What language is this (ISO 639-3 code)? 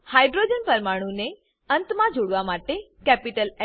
guj